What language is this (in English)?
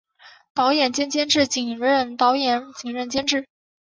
Chinese